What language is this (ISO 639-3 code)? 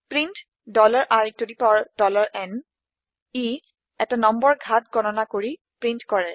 asm